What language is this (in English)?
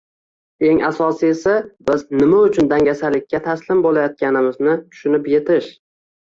Uzbek